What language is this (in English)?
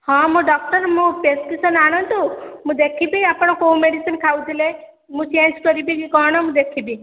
Odia